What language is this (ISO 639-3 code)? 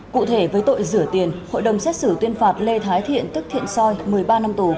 vie